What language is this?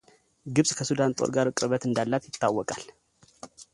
Amharic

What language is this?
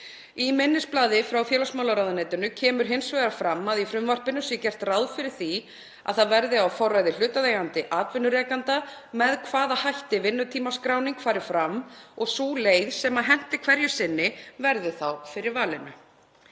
Icelandic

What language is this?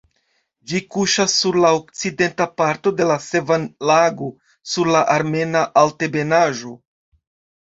Esperanto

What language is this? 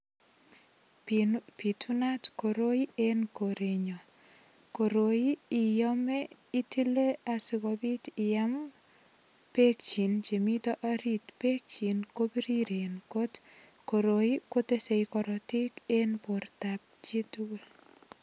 Kalenjin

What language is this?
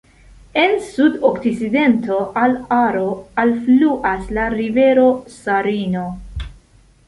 Esperanto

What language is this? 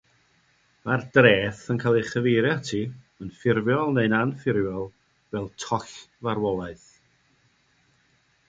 Welsh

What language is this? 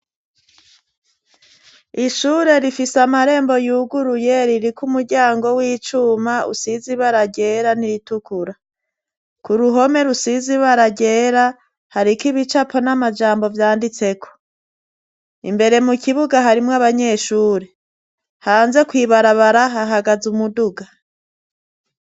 Rundi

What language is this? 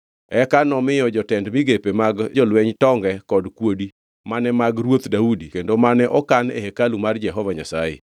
Luo (Kenya and Tanzania)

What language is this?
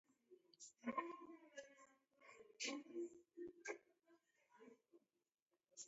Taita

